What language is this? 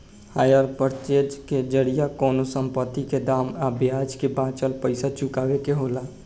Bhojpuri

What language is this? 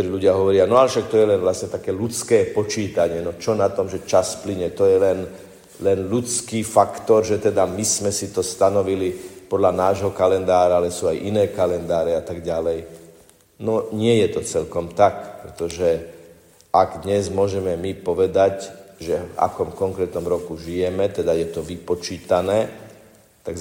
Slovak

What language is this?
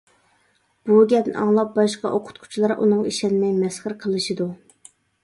Uyghur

